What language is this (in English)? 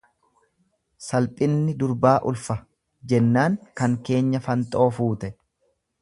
Oromo